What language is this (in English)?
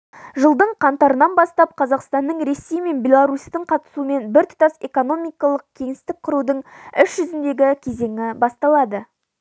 Kazakh